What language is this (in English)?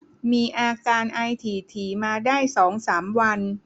Thai